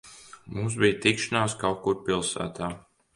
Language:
Latvian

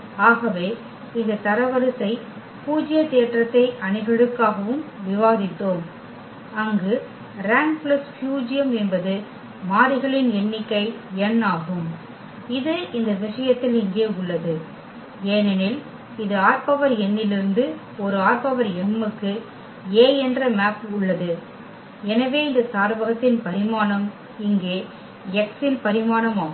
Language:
Tamil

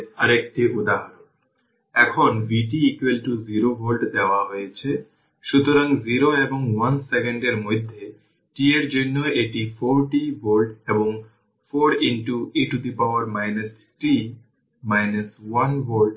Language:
Bangla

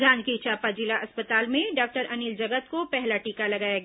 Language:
Hindi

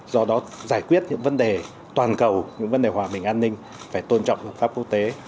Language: Vietnamese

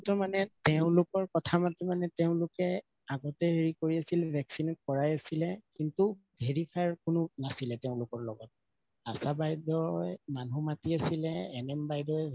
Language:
Assamese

